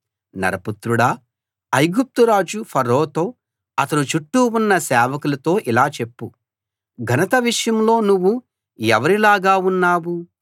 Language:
Telugu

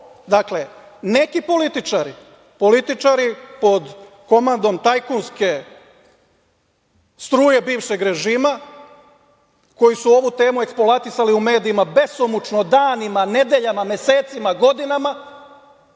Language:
Serbian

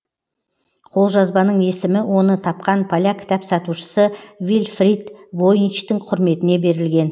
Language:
Kazakh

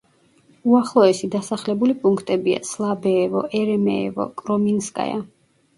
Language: Georgian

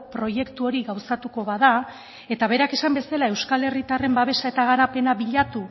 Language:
Basque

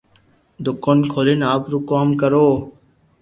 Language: Loarki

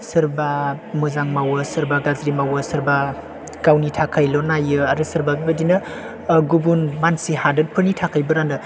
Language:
Bodo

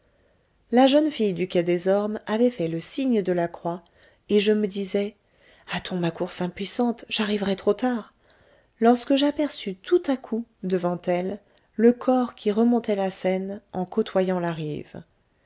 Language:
French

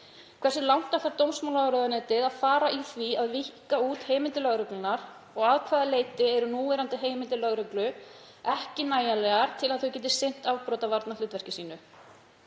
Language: Icelandic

